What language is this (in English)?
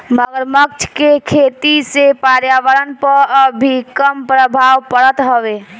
Bhojpuri